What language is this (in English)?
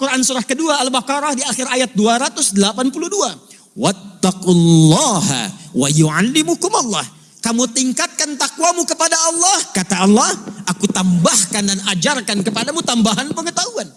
Indonesian